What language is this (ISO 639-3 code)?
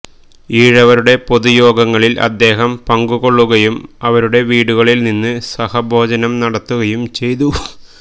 mal